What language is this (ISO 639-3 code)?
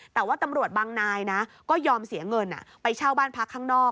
tha